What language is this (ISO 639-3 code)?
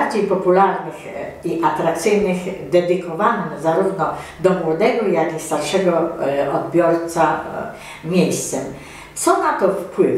pol